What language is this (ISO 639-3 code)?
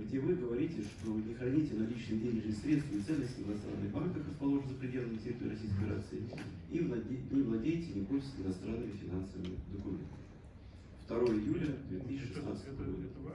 rus